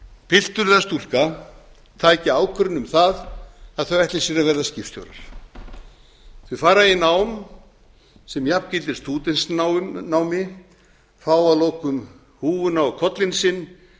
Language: Icelandic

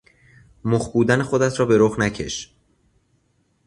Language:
Persian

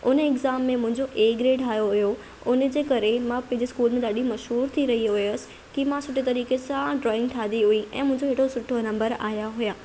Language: Sindhi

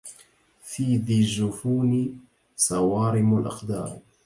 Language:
Arabic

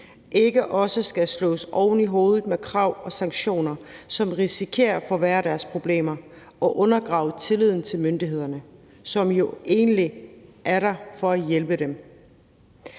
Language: Danish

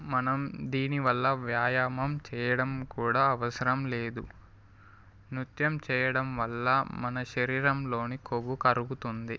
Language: Telugu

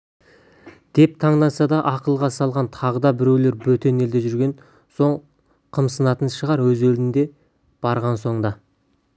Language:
Kazakh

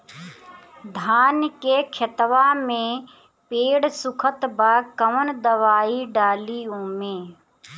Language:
Bhojpuri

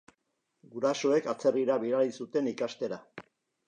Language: Basque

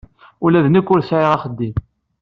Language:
Kabyle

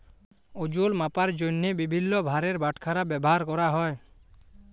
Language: Bangla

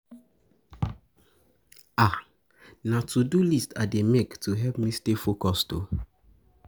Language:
Nigerian Pidgin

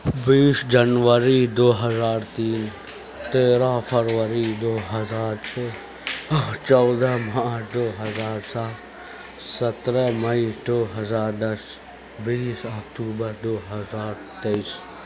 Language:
Urdu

